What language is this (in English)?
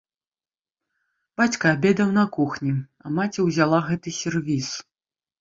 Belarusian